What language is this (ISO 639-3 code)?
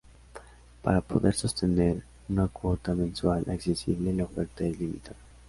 spa